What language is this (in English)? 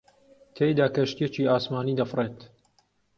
Central Kurdish